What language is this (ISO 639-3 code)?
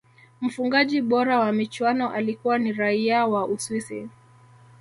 swa